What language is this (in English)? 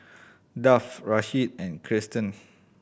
English